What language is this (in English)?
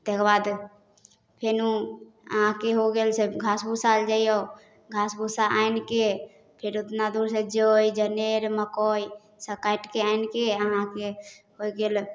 Maithili